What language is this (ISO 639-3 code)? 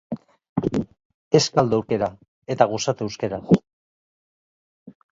eus